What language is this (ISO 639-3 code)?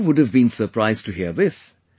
eng